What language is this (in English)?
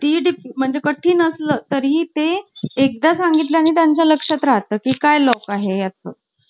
Marathi